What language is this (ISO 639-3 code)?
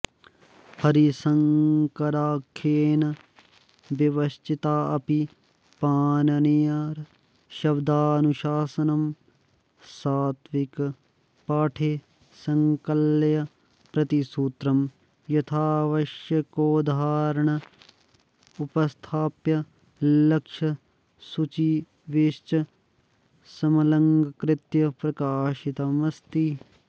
san